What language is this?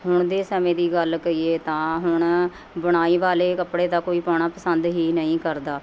Punjabi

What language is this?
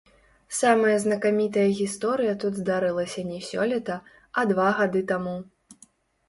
Belarusian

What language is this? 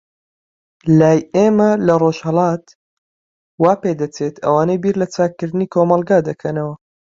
Central Kurdish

